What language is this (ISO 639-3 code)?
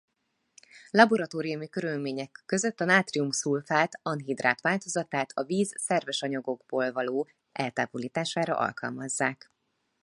hun